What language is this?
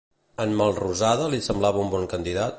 Catalan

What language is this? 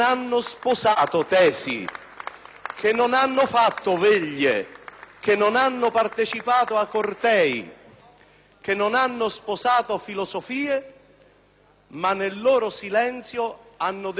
Italian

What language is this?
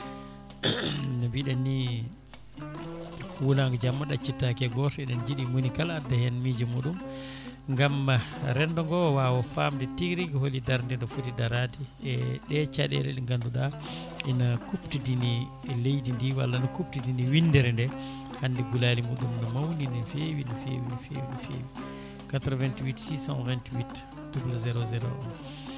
Fula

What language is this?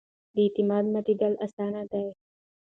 Pashto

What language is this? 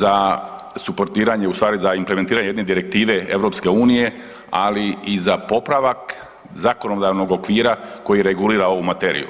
Croatian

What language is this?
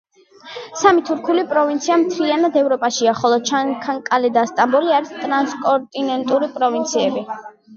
Georgian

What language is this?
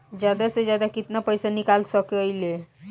Bhojpuri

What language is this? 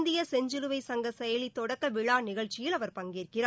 Tamil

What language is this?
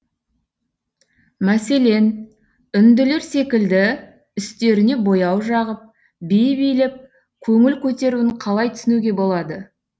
Kazakh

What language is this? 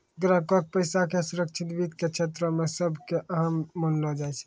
Maithili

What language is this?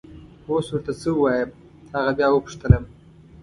Pashto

